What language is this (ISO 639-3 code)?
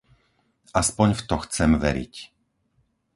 slk